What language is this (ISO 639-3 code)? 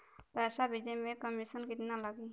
bho